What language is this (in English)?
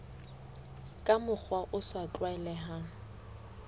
Southern Sotho